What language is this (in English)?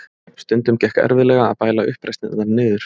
Icelandic